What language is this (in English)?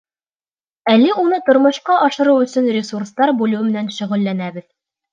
Bashkir